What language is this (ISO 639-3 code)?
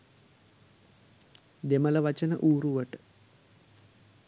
sin